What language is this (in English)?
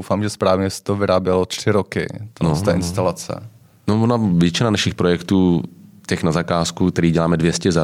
Czech